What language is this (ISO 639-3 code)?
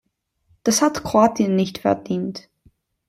deu